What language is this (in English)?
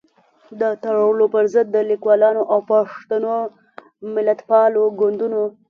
Pashto